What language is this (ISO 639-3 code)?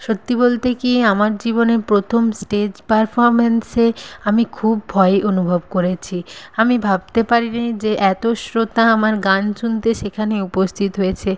ben